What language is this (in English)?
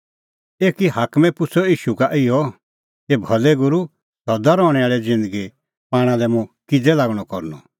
Kullu Pahari